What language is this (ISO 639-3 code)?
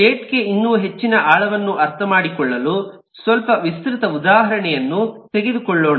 kan